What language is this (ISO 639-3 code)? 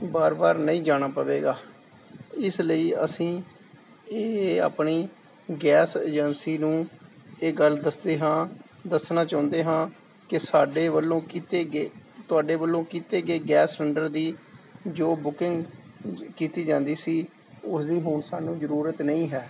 pan